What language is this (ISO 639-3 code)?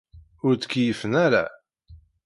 kab